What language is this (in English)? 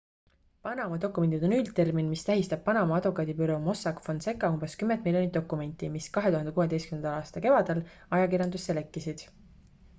Estonian